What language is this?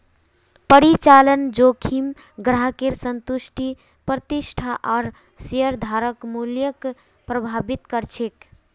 Magahi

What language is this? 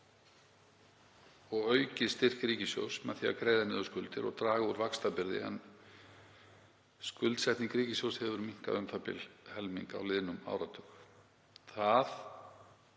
Icelandic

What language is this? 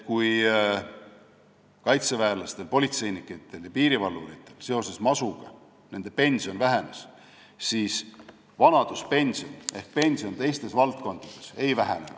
Estonian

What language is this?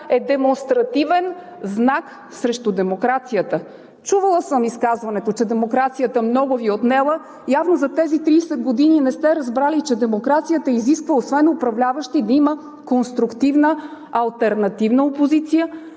Bulgarian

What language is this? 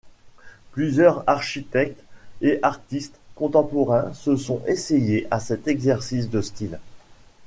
French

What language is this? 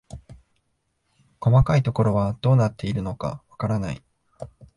Japanese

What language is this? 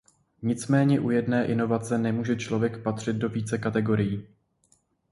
Czech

